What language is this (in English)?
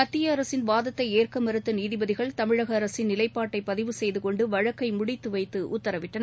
Tamil